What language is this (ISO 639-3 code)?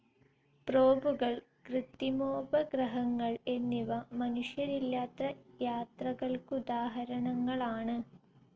mal